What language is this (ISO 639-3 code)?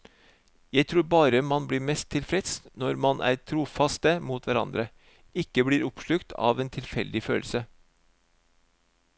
nor